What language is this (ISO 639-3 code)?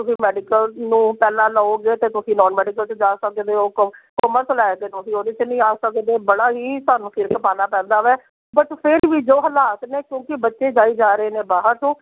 pan